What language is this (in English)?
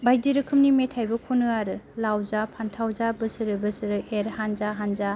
Bodo